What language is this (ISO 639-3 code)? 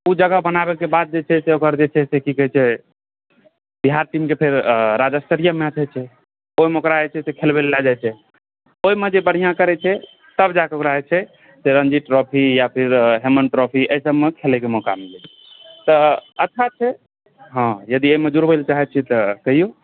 mai